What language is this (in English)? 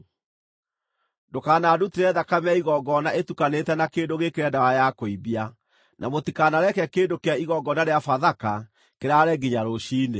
Kikuyu